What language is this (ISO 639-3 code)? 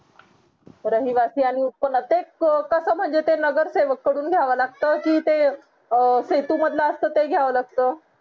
mar